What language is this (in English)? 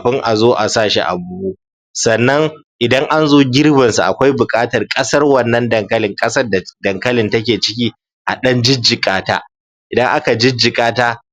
Hausa